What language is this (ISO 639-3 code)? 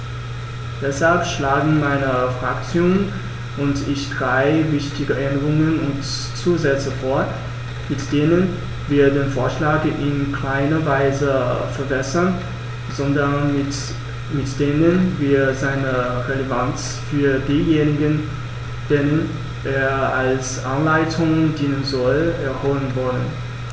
deu